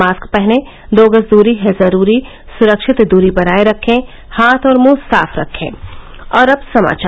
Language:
Hindi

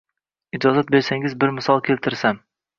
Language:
Uzbek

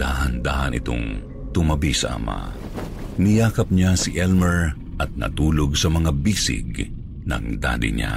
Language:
Filipino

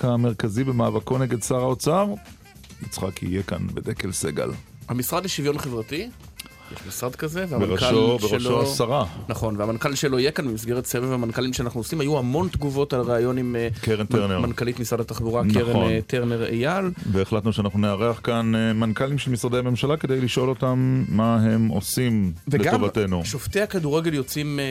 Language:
Hebrew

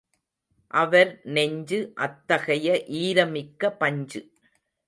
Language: Tamil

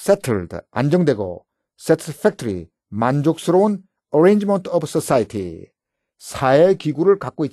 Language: Korean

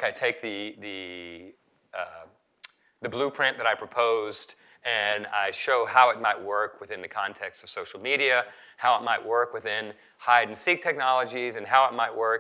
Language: English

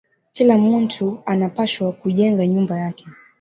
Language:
Swahili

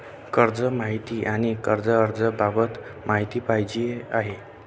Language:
Marathi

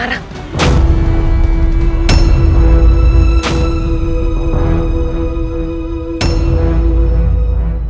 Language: Indonesian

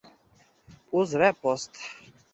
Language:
Uzbek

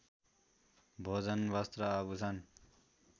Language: Nepali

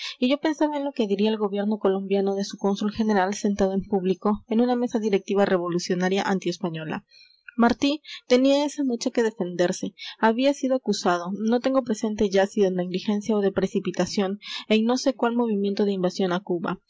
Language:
Spanish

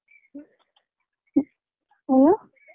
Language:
Kannada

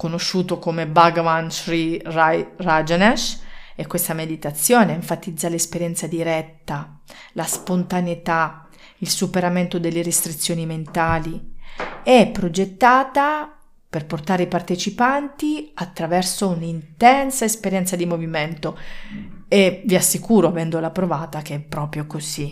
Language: Italian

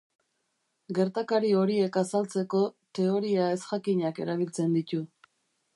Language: Basque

